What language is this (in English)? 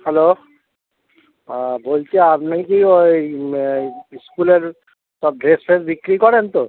Bangla